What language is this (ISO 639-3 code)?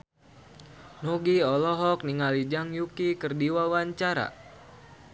sun